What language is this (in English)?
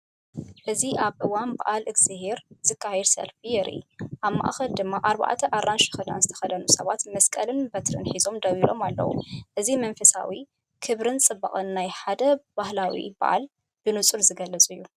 Tigrinya